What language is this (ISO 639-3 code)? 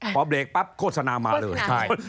tha